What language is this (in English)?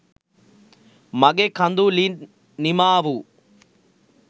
Sinhala